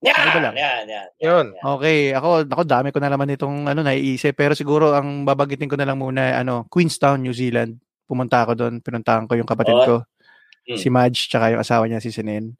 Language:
Filipino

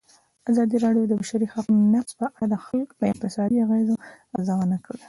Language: Pashto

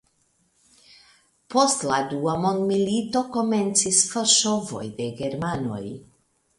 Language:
Esperanto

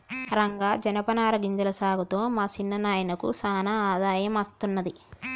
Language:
Telugu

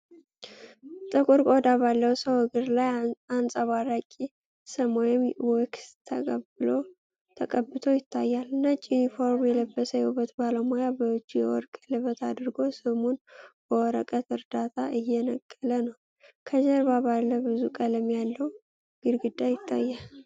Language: Amharic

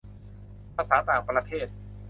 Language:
Thai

